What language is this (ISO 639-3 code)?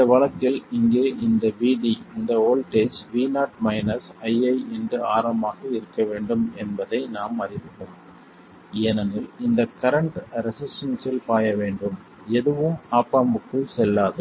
tam